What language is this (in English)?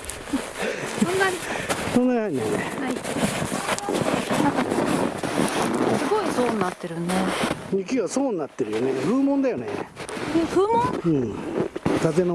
Japanese